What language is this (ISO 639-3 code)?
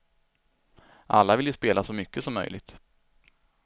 swe